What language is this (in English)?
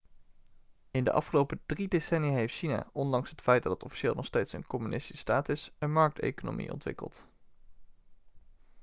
Dutch